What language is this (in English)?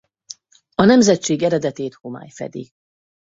Hungarian